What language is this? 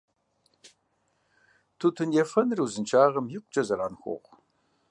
Kabardian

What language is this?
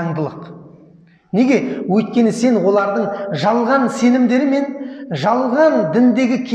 Turkish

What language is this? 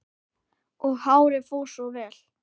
Icelandic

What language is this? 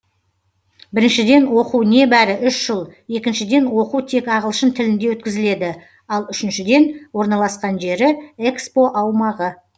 Kazakh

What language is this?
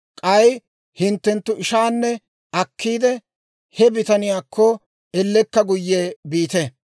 Dawro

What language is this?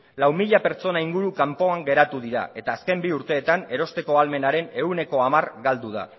Basque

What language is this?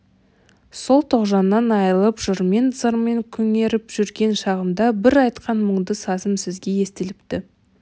Kazakh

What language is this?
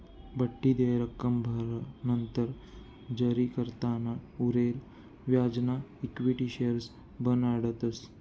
Marathi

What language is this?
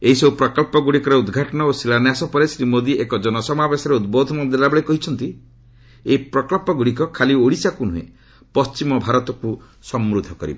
Odia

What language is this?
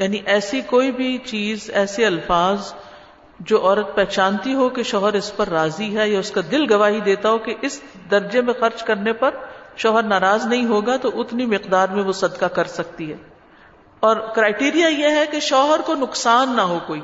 Urdu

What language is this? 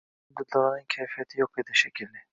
Uzbek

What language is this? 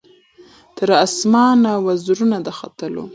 Pashto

